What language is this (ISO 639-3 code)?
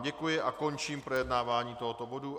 ces